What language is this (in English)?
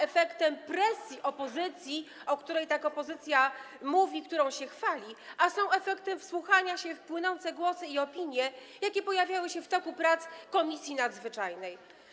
Polish